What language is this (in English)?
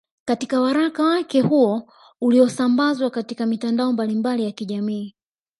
Swahili